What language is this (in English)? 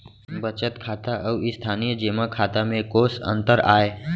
Chhattisgarhi